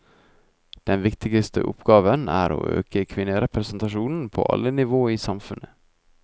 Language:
Norwegian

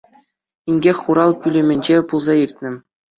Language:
Chuvash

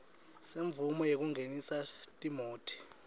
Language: Swati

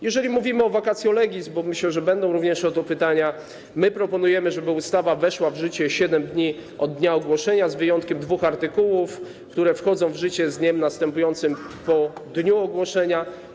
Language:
Polish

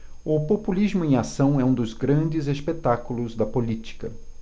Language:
Portuguese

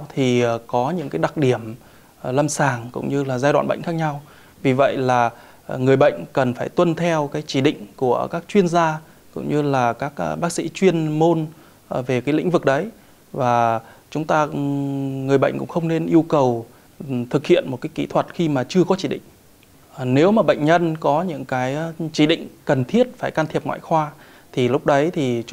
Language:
Vietnamese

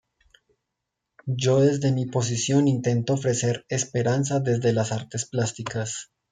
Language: Spanish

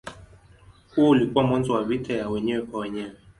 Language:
Swahili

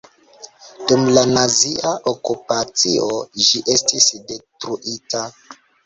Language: Esperanto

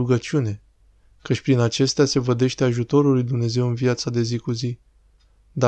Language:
Romanian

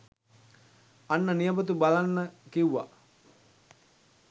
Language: Sinhala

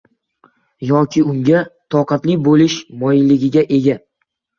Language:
Uzbek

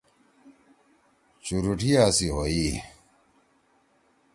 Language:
Torwali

